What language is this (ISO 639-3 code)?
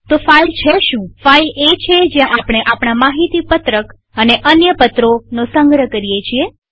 guj